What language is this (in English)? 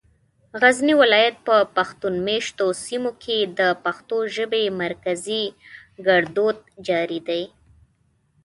Pashto